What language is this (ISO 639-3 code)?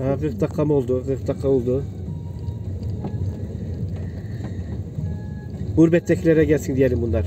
tur